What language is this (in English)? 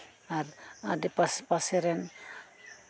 Santali